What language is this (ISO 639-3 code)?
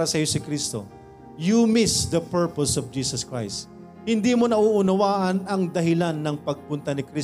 fil